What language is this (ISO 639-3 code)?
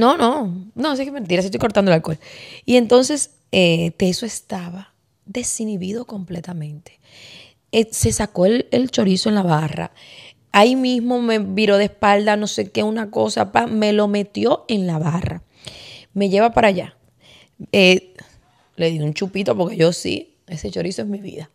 spa